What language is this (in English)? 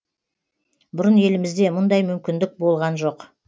Kazakh